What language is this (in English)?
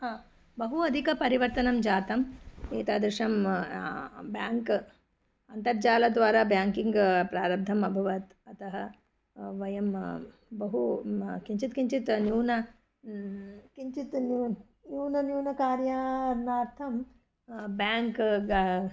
Sanskrit